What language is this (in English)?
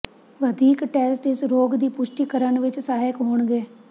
Punjabi